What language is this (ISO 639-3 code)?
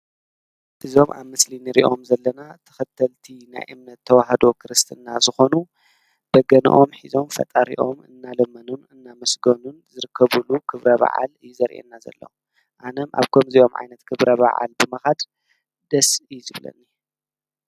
tir